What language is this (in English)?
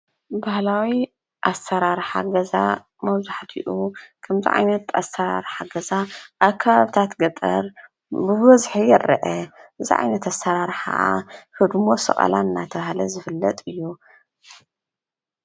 Tigrinya